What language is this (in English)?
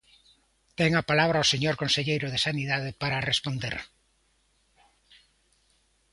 Galician